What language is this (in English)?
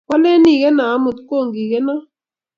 Kalenjin